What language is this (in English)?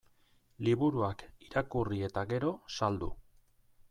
Basque